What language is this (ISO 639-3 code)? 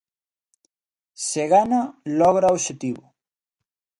glg